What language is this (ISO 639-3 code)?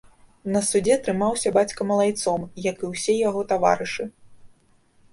bel